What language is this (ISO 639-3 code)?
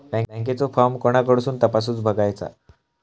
mar